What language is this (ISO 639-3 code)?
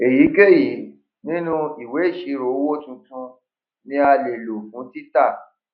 yor